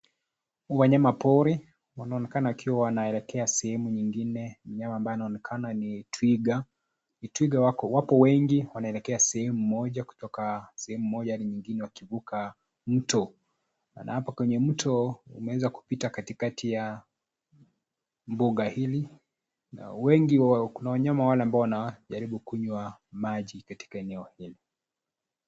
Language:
Swahili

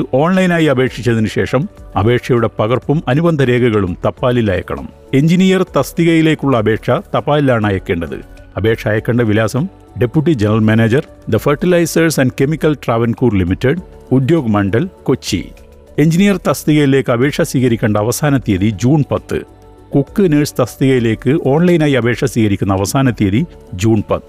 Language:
Malayalam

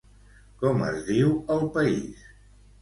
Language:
Catalan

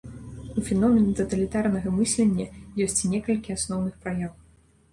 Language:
Belarusian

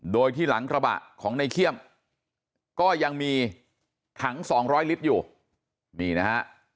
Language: Thai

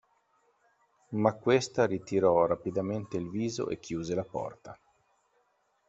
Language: Italian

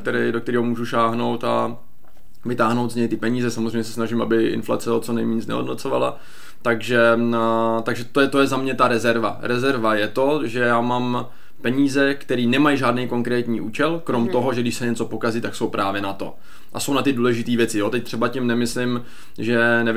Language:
Czech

